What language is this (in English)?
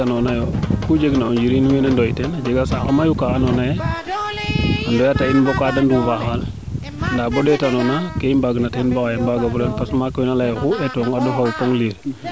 Serer